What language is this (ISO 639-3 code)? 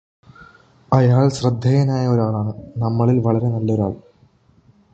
mal